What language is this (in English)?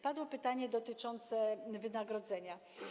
Polish